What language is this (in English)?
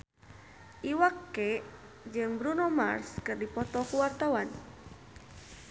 Sundanese